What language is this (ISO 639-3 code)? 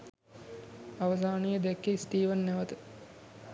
sin